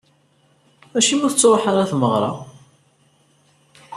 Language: Kabyle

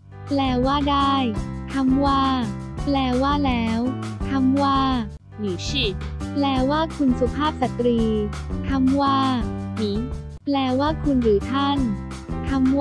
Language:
Thai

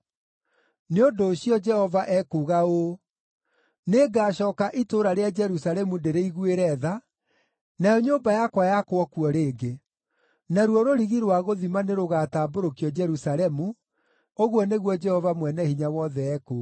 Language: Kikuyu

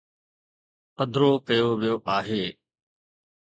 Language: Sindhi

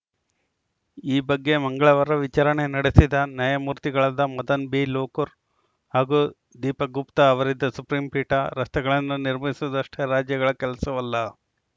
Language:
Kannada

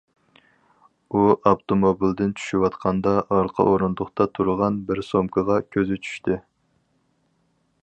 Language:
Uyghur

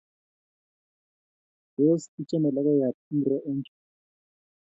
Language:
Kalenjin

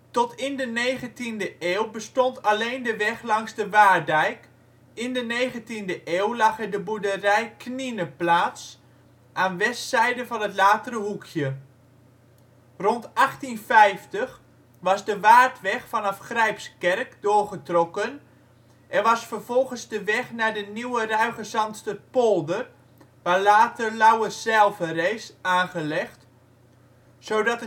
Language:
Dutch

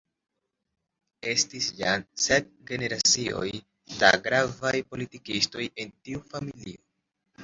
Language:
Esperanto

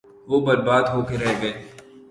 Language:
Urdu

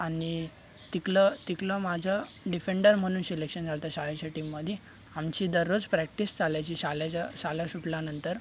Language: Marathi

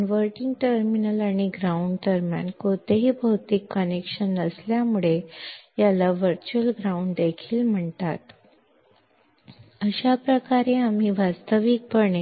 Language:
Kannada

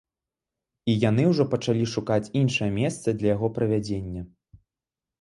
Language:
Belarusian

